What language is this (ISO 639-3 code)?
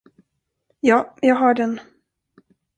swe